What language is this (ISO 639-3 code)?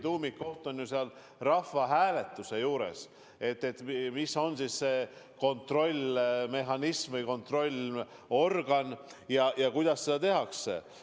est